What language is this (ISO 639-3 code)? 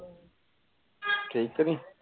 pan